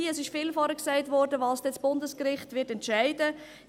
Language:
Swiss German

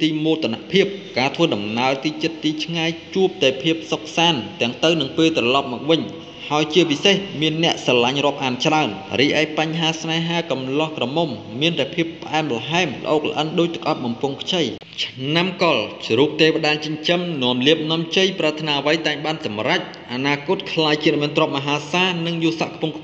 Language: Thai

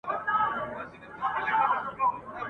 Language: Pashto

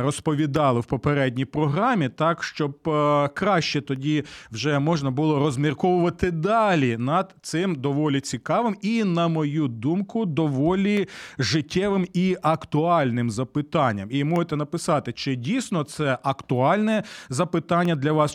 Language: Ukrainian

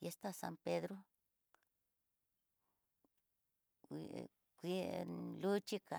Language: Tidaá Mixtec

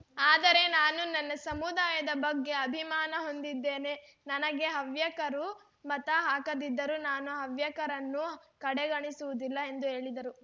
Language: Kannada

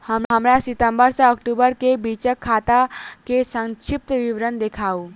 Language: Maithili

